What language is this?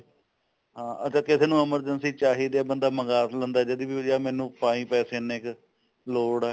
Punjabi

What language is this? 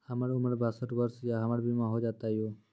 Maithili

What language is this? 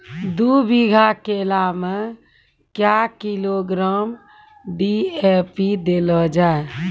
Maithili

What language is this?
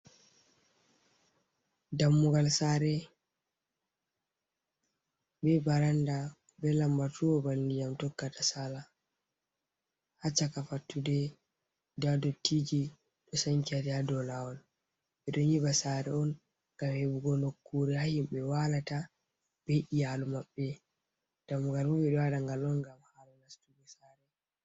Fula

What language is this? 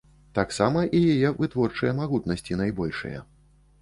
Belarusian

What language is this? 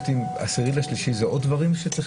Hebrew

